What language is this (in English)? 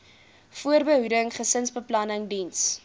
Afrikaans